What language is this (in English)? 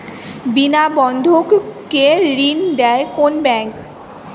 Bangla